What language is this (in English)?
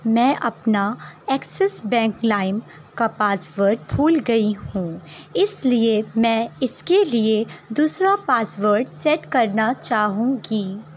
Urdu